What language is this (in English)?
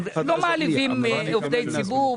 Hebrew